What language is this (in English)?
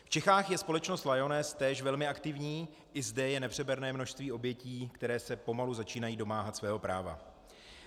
Czech